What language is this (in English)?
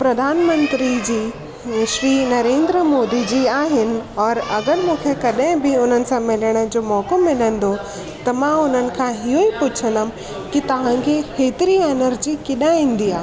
Sindhi